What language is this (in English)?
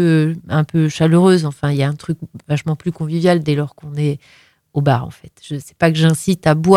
French